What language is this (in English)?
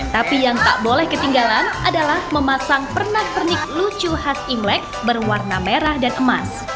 Indonesian